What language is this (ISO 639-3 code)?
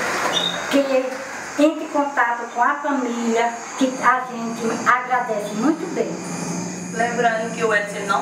por